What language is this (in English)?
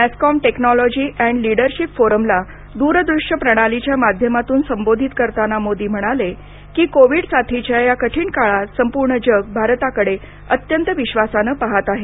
Marathi